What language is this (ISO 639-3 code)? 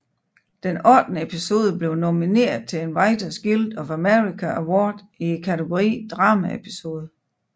dan